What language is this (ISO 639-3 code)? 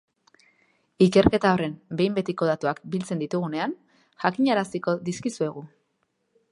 eus